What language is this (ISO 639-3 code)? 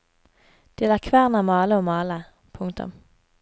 nor